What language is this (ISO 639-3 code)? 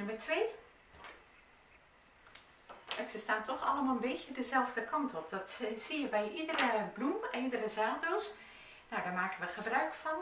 nld